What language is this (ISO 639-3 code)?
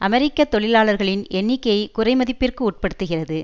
tam